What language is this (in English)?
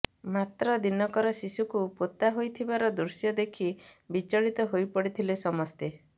Odia